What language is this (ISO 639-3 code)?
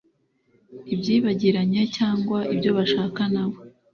kin